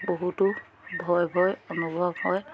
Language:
Assamese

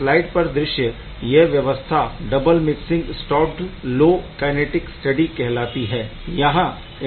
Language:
Hindi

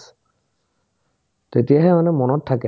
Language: Assamese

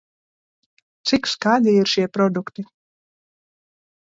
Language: Latvian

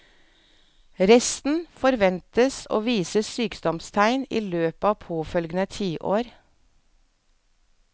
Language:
Norwegian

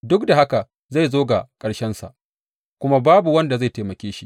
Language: Hausa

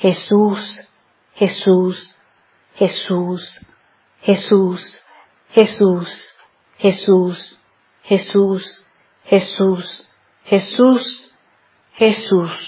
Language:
Spanish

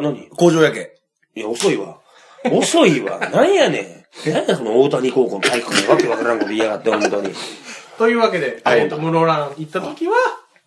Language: Japanese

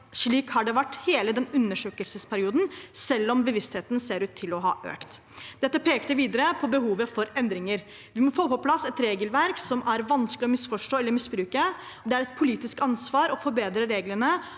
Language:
Norwegian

